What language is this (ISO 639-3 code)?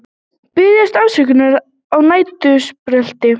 isl